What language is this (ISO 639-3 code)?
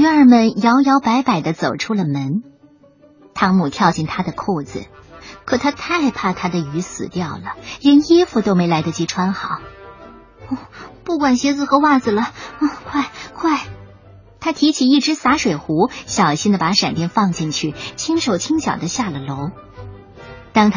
zho